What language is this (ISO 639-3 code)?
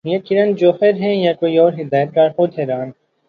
urd